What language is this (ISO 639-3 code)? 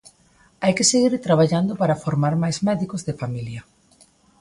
glg